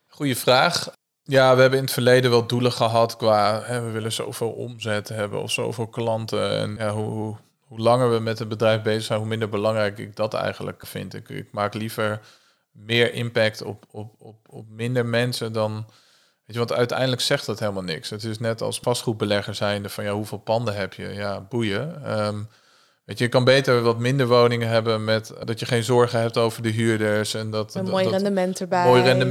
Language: Dutch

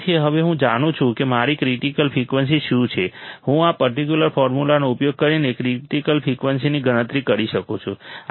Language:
Gujarati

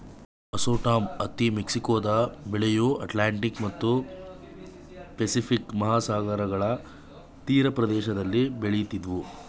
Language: Kannada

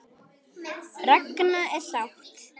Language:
Icelandic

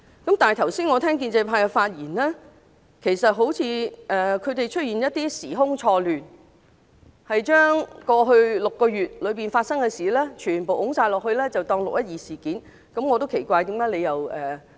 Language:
Cantonese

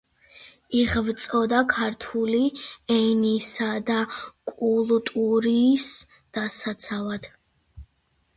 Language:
Georgian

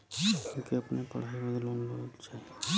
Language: Bhojpuri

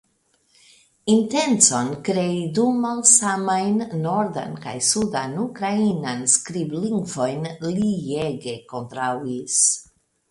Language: Esperanto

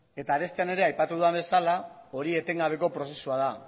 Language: Basque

